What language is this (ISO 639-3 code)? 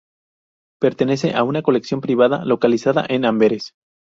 spa